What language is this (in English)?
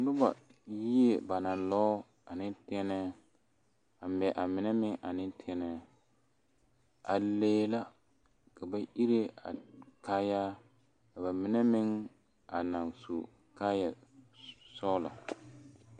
Southern Dagaare